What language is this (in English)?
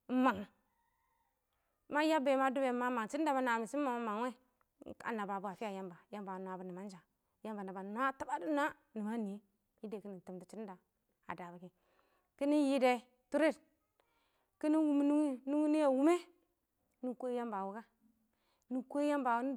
Awak